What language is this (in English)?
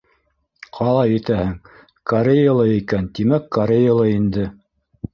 Bashkir